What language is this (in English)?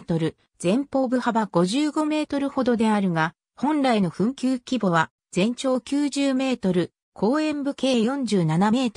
Japanese